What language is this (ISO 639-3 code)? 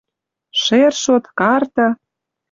mrj